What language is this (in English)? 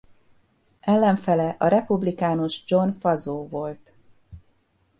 Hungarian